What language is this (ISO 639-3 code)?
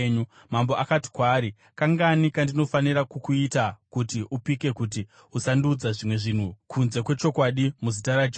sna